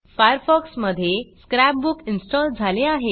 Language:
Marathi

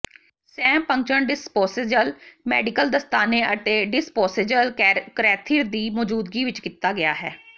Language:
Punjabi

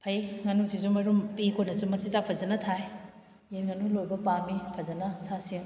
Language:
Manipuri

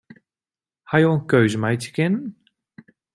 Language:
Western Frisian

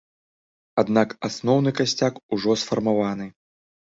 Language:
Belarusian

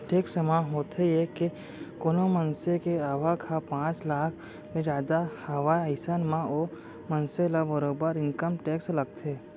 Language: Chhattisgarhi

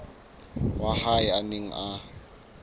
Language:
Southern Sotho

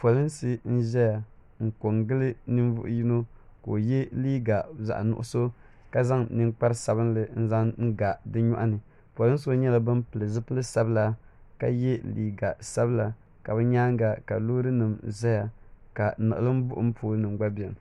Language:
Dagbani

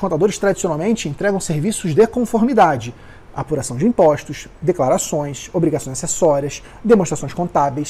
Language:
Portuguese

